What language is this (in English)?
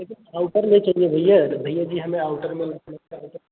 Hindi